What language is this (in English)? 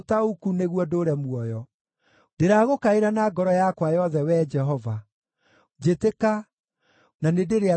Kikuyu